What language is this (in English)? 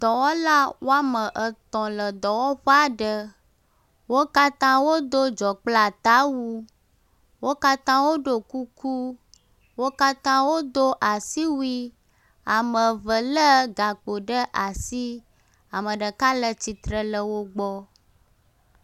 Ewe